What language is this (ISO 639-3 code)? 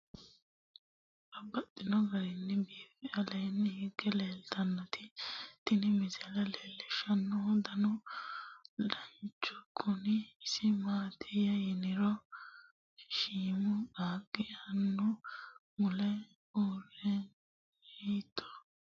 sid